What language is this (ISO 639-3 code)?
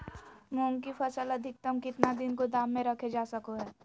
mag